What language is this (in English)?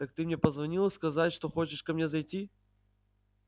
Russian